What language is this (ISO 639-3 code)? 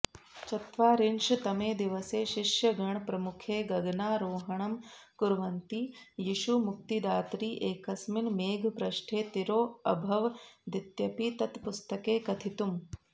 san